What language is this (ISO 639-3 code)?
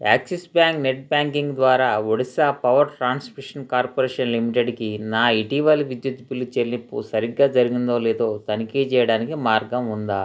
tel